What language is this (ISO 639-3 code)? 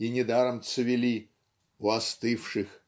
rus